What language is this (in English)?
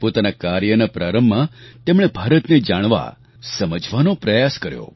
Gujarati